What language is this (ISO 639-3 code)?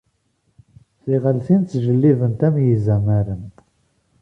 kab